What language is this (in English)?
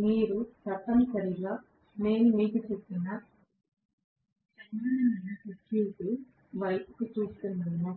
Telugu